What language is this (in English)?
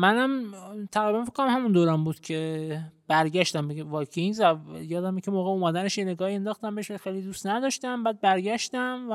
Persian